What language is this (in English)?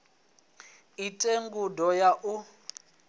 Venda